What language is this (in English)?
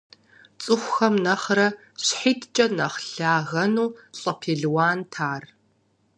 Kabardian